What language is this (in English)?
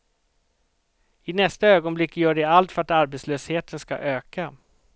Swedish